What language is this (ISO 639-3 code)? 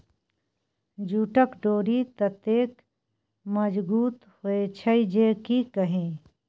mai